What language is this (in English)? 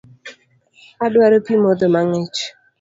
Luo (Kenya and Tanzania)